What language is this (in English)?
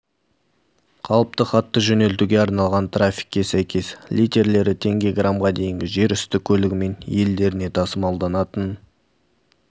Kazakh